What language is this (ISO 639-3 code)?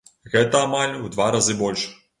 bel